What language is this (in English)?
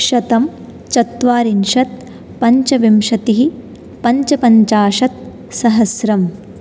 Sanskrit